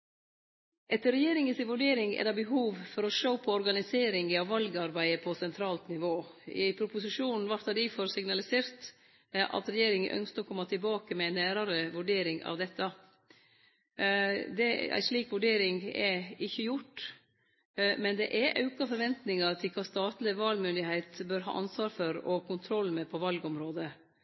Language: Norwegian Nynorsk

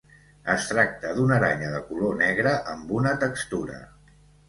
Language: Catalan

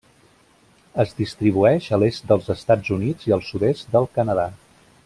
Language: Catalan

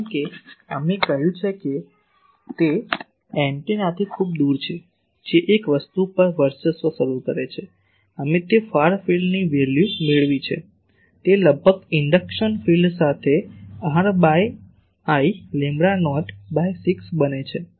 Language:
Gujarati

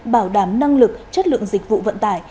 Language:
Vietnamese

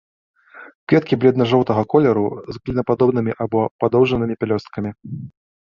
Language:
Belarusian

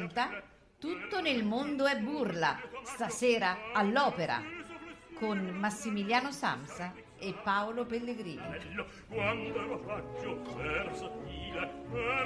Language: Italian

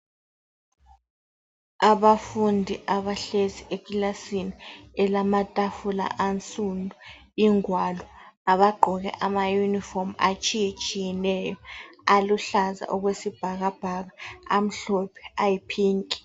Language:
North Ndebele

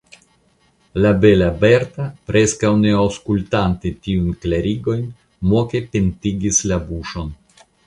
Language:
Esperanto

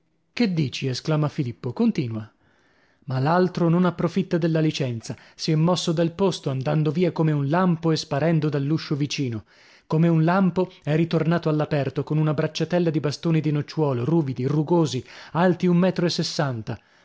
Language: Italian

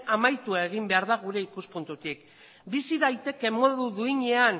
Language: Basque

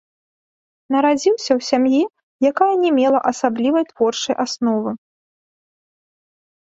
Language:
Belarusian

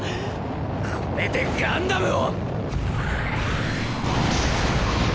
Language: Japanese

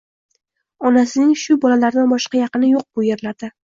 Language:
Uzbek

